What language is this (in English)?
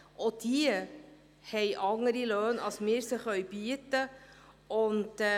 Swiss German